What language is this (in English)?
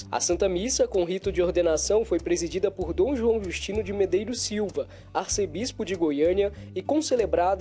Portuguese